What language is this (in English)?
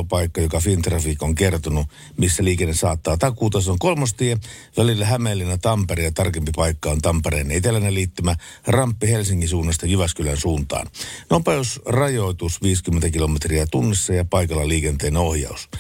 Finnish